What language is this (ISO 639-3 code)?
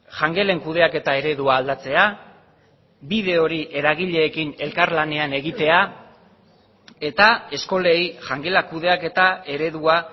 eus